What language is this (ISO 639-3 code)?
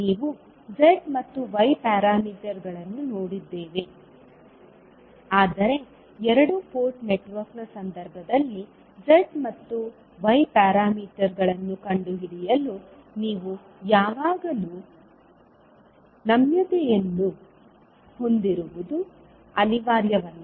kan